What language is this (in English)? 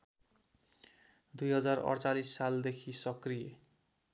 Nepali